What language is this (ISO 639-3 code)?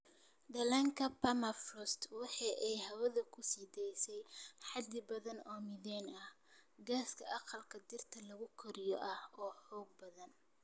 som